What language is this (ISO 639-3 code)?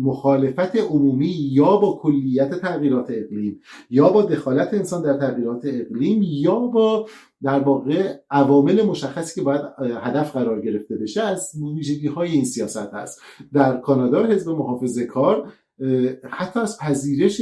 fas